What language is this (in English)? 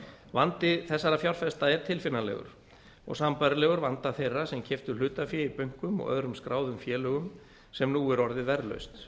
Icelandic